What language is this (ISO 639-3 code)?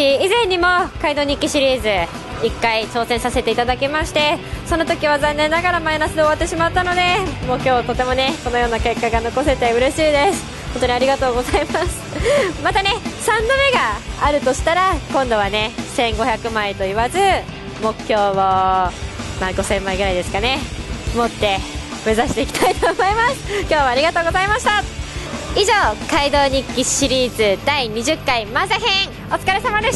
jpn